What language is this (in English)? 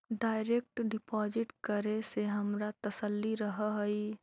Magahi